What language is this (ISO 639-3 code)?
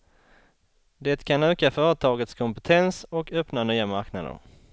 swe